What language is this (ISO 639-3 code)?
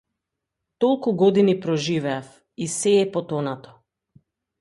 mkd